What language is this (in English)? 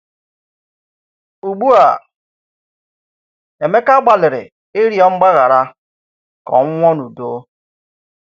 Igbo